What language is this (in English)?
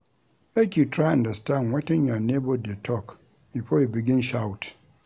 Nigerian Pidgin